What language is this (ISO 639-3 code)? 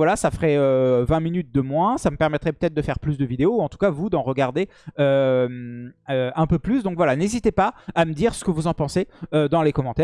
fra